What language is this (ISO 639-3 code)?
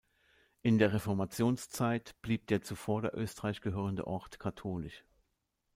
deu